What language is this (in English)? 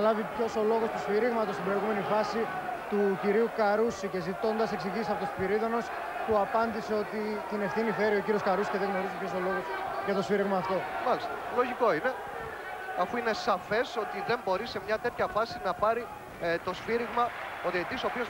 Greek